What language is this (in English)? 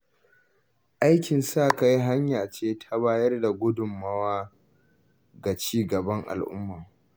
Hausa